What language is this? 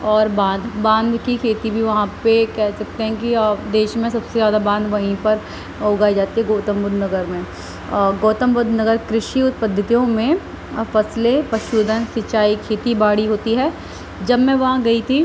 Urdu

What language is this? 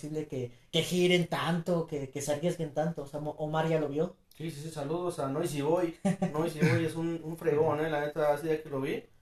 Spanish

